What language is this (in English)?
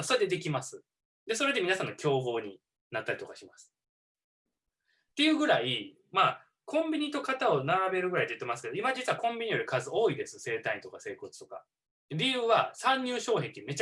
Japanese